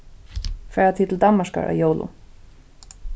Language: Faroese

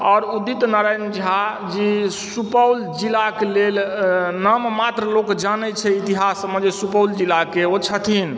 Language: Maithili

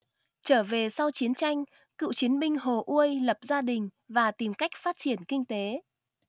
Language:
Vietnamese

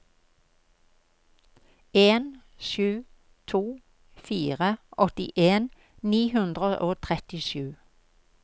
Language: Norwegian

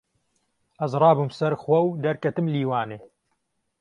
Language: Kurdish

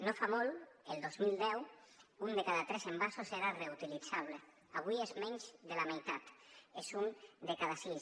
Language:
Catalan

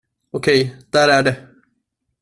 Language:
Swedish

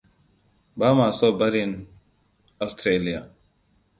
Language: Hausa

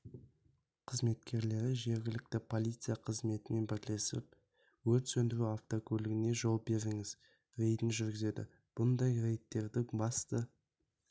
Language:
Kazakh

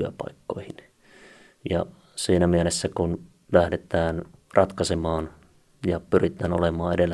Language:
Finnish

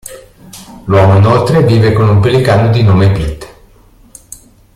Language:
Italian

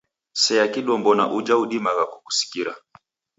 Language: Taita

